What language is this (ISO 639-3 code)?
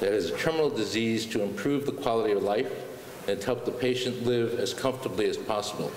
eng